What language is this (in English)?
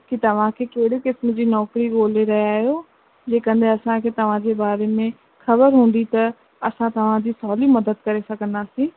Sindhi